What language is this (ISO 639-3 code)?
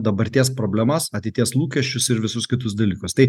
lit